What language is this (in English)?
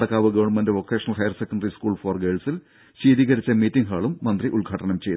Malayalam